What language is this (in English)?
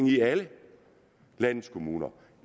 Danish